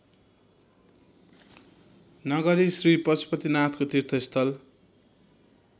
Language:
Nepali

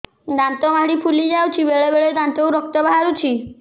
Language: Odia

